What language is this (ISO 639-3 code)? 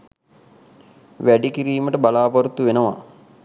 sin